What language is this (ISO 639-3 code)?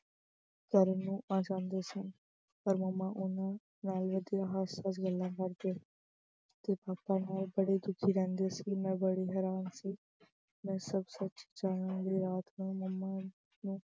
pan